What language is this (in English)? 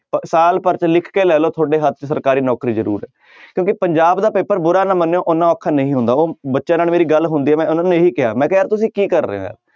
Punjabi